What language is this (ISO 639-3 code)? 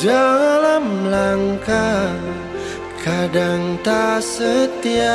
ind